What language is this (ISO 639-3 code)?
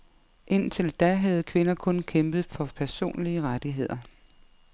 dan